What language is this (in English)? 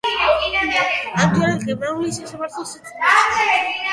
Georgian